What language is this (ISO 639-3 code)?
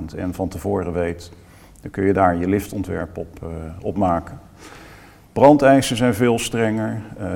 nld